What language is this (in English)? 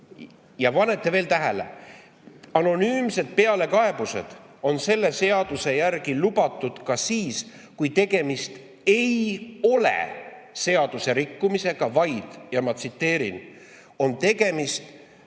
Estonian